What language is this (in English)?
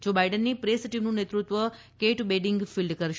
Gujarati